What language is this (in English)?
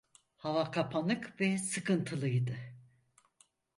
Turkish